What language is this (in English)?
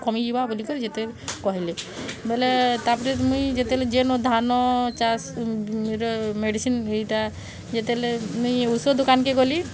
Odia